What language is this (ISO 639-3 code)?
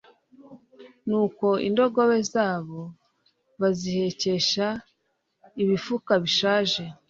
kin